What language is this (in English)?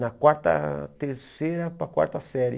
Portuguese